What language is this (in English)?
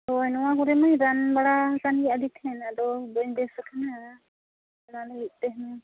Santali